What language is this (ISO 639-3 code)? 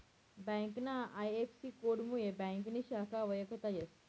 mar